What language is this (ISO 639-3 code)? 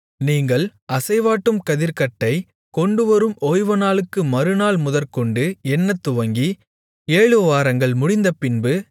tam